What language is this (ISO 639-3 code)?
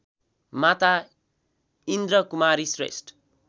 nep